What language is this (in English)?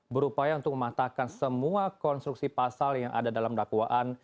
Indonesian